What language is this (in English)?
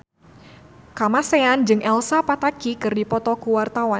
Sundanese